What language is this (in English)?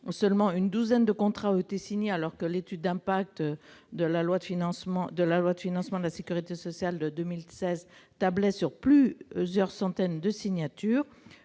French